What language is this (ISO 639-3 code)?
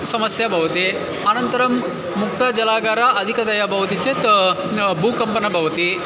san